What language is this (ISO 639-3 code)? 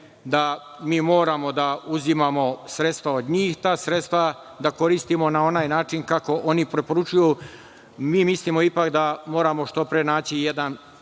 srp